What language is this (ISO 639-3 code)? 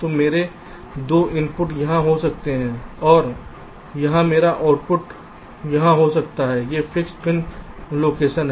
hin